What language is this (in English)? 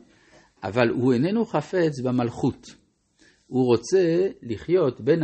Hebrew